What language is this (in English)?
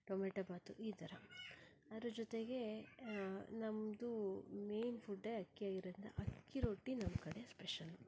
Kannada